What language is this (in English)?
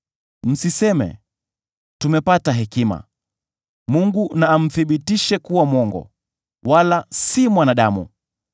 Swahili